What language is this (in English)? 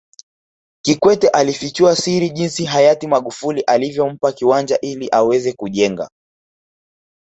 Swahili